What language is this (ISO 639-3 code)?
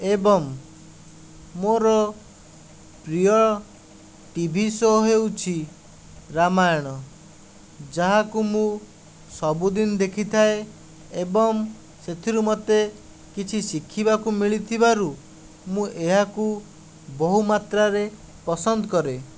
ori